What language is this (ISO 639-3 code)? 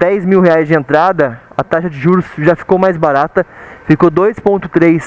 por